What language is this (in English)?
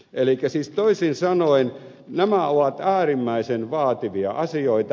Finnish